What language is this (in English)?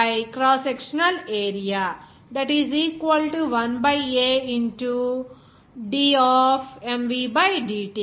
Telugu